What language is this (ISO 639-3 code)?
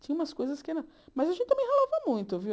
por